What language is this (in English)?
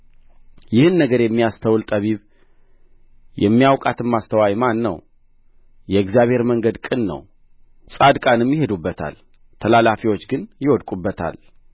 Amharic